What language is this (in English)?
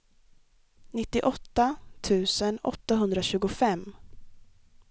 Swedish